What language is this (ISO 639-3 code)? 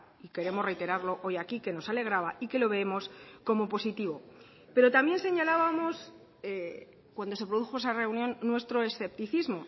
spa